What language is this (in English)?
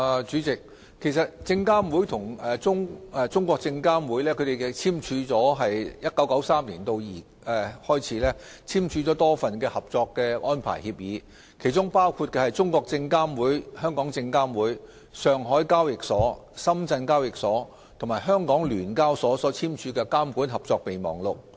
Cantonese